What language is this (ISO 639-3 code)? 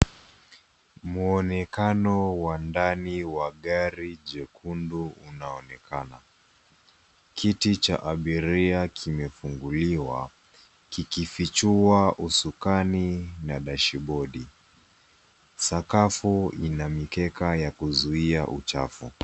swa